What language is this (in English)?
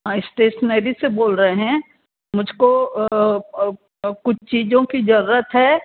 Hindi